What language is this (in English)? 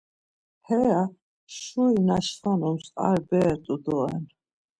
Laz